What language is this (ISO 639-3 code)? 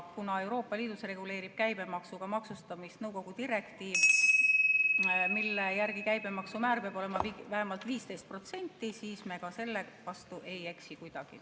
est